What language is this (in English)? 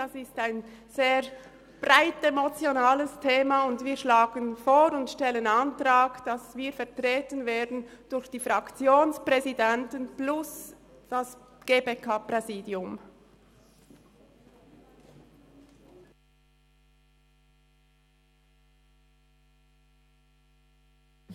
Swiss German